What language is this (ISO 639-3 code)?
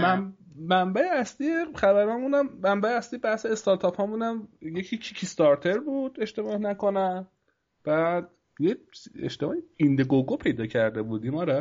fas